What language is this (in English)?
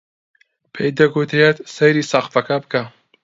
Central Kurdish